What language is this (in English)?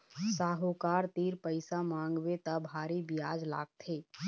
Chhattisgarhi